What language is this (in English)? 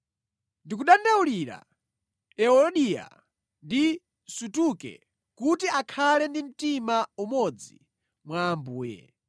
Nyanja